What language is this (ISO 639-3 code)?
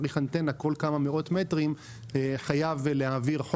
heb